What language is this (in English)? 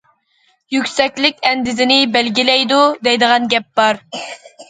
Uyghur